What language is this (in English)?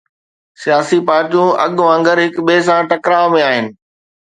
Sindhi